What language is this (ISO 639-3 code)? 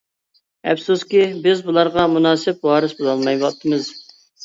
uig